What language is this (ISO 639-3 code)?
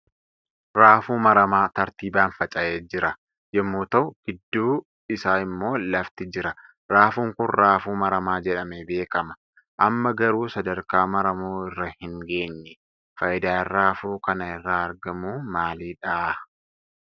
orm